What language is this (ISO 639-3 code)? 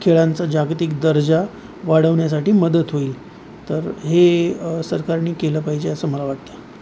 mar